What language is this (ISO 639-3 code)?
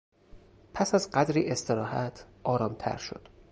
fas